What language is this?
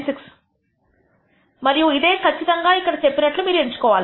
Telugu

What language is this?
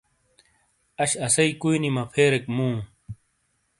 Shina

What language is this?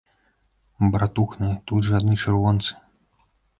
Belarusian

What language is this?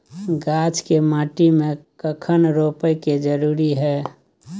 Maithili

